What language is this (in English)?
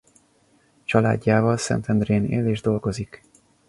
Hungarian